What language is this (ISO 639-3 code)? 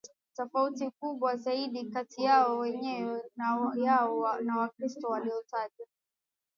swa